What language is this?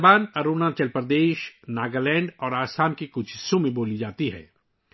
Urdu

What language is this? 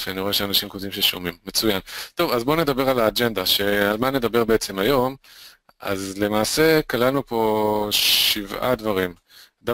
Hebrew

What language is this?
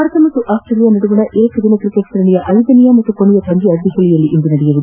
Kannada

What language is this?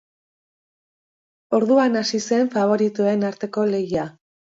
Basque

